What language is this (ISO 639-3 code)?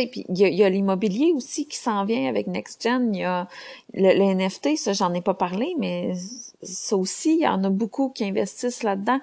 fra